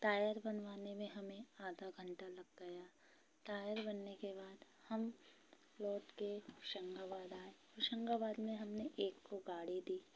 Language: Hindi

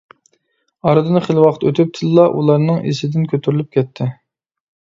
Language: Uyghur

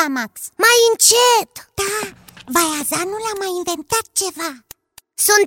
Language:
Romanian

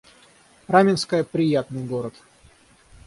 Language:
Russian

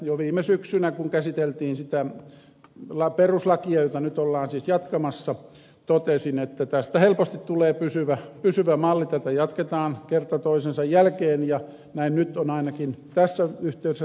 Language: Finnish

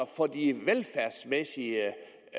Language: Danish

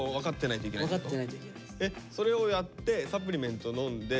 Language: Japanese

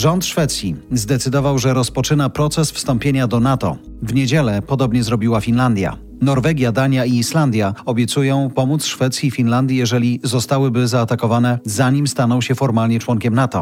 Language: Polish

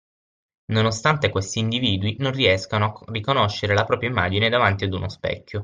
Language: Italian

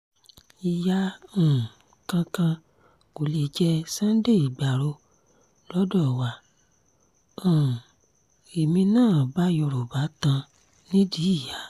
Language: Yoruba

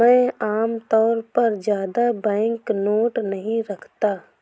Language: Hindi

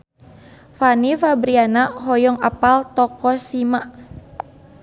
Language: Sundanese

